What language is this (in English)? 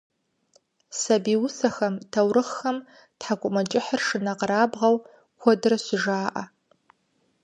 Kabardian